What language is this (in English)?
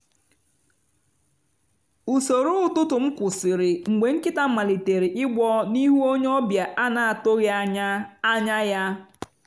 Igbo